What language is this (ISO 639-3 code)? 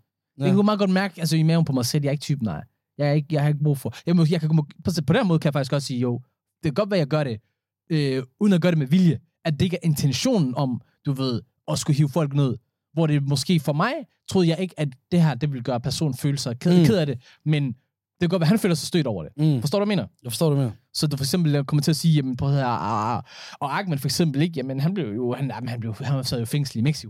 dan